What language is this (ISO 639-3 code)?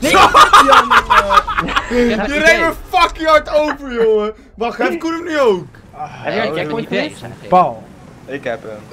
nld